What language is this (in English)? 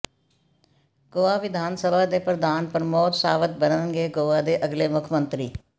Punjabi